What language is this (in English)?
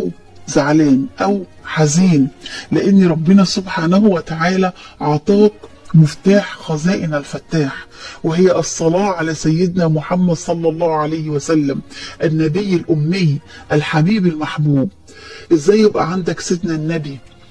Arabic